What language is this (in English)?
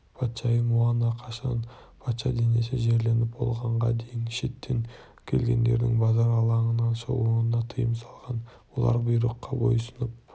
Kazakh